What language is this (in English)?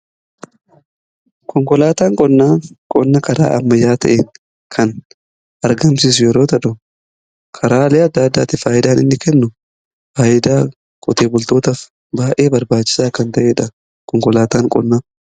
Oromo